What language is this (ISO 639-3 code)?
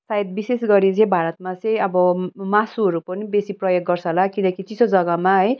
nep